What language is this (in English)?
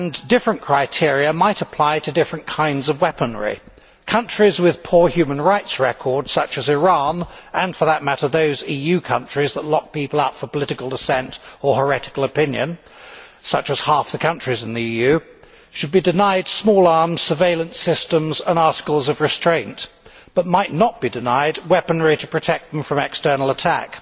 English